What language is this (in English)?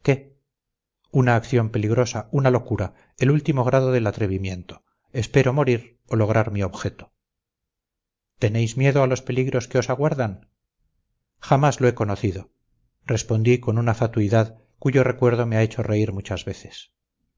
Spanish